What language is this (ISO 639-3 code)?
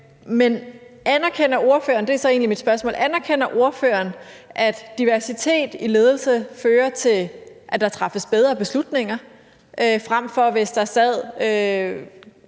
dan